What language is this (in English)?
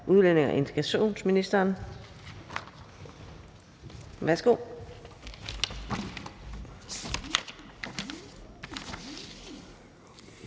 Danish